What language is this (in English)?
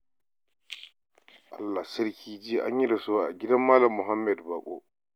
Hausa